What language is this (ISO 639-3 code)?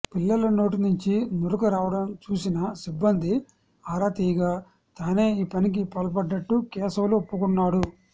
tel